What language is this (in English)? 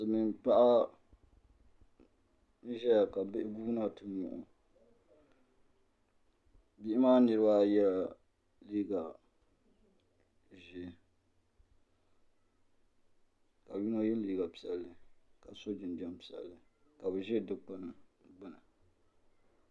Dagbani